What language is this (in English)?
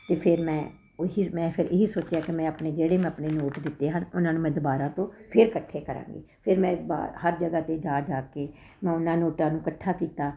Punjabi